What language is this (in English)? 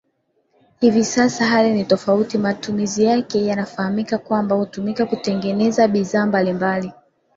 Swahili